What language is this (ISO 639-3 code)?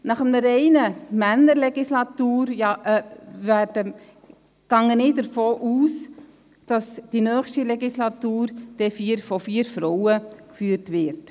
gsw